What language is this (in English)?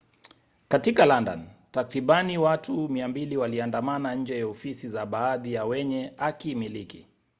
Swahili